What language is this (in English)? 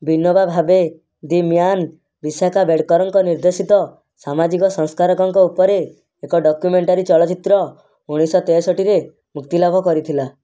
Odia